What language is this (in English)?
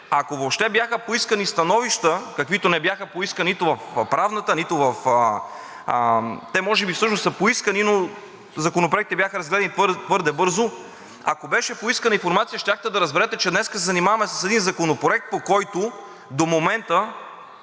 Bulgarian